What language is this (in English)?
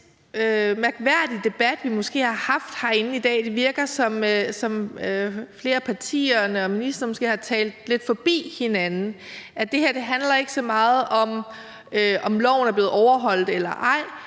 Danish